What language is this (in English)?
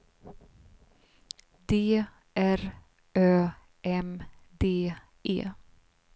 Swedish